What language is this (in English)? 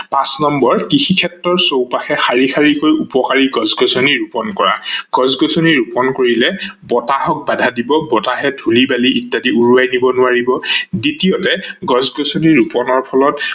Assamese